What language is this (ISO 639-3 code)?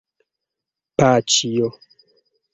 epo